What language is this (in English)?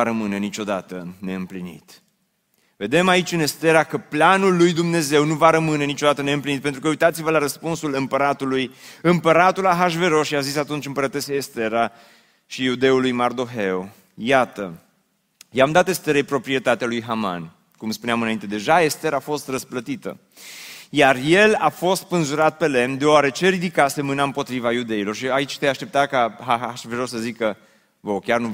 Romanian